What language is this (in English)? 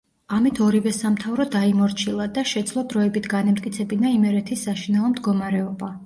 Georgian